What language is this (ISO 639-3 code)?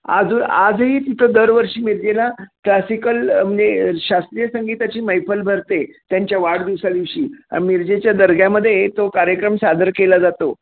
mar